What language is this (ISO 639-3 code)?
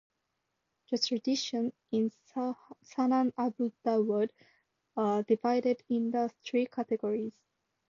eng